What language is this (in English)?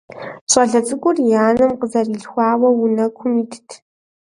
Kabardian